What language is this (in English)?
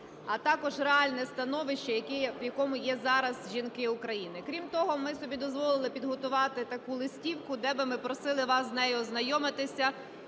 Ukrainian